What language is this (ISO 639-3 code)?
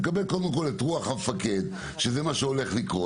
heb